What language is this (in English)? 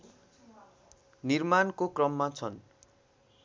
Nepali